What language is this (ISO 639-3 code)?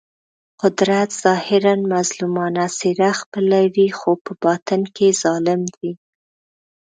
pus